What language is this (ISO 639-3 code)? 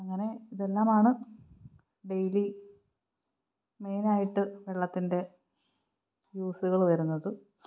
mal